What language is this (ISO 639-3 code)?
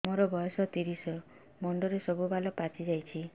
ori